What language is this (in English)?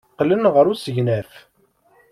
Kabyle